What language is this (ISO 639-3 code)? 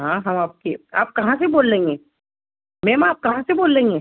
urd